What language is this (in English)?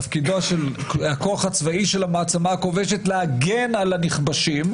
Hebrew